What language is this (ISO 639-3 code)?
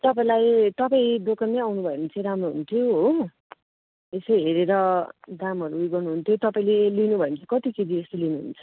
nep